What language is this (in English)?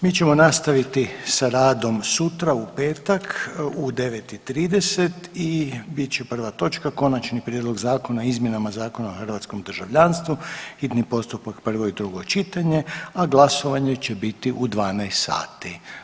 Croatian